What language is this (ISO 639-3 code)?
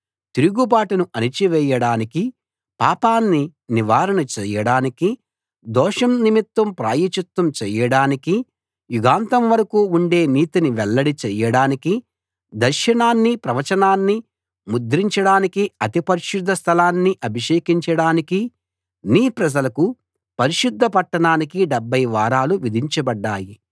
tel